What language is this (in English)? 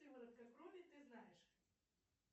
Russian